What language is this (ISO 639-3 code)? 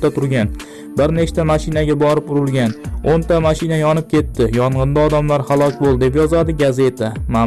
tur